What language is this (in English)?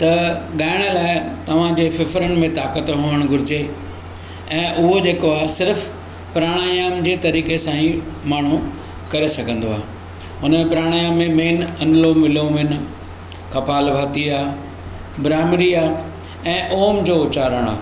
Sindhi